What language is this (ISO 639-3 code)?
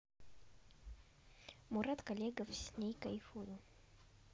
rus